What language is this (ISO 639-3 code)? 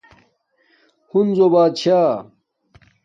dmk